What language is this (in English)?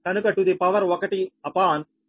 Telugu